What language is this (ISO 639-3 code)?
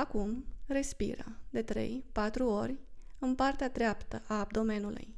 ron